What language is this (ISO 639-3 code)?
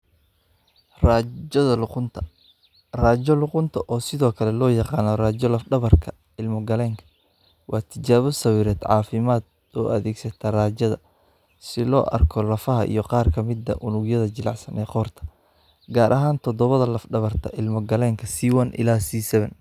som